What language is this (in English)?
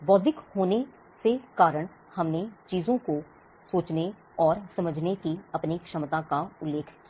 Hindi